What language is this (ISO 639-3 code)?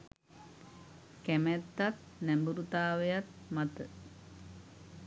sin